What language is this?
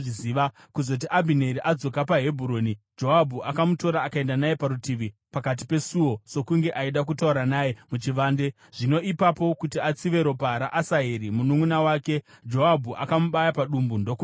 Shona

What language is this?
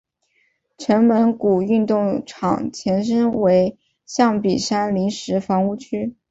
Chinese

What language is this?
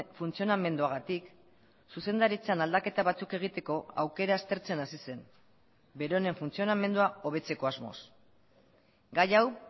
Basque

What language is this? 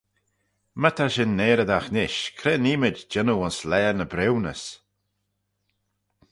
Manx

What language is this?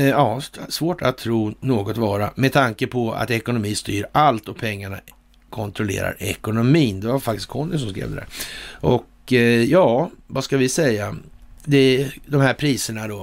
Swedish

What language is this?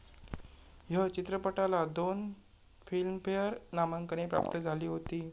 Marathi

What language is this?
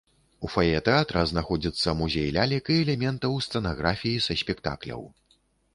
Belarusian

